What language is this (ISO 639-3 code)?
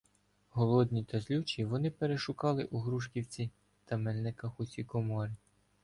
ukr